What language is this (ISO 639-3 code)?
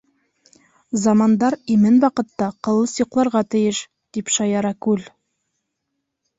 bak